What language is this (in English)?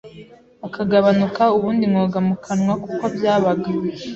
Kinyarwanda